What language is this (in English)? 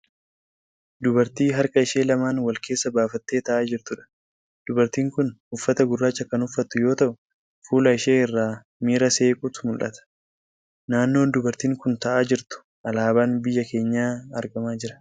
Oromo